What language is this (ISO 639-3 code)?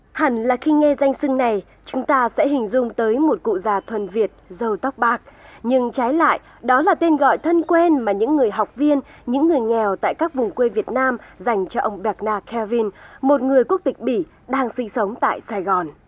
vie